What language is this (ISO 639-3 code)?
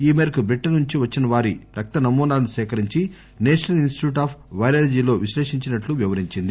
tel